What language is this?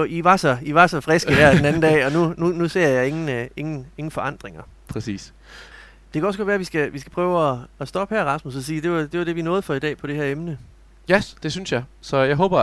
Danish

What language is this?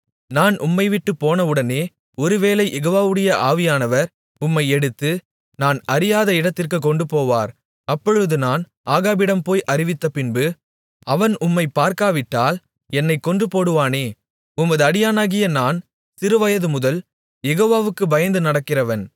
Tamil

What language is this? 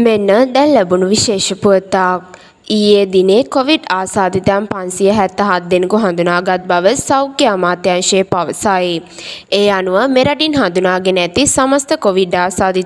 Turkish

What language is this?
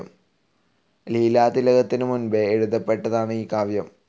Malayalam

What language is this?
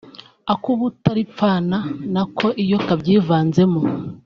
Kinyarwanda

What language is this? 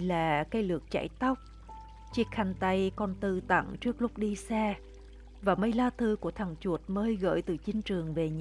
Vietnamese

